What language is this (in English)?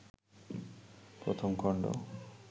Bangla